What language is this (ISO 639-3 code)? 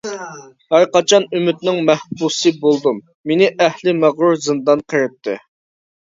uig